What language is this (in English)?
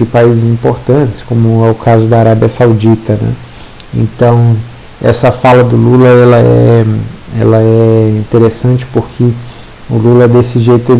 Portuguese